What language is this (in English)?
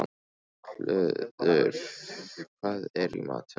Icelandic